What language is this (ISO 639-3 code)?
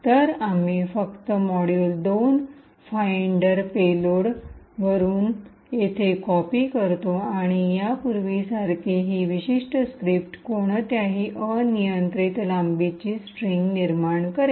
mar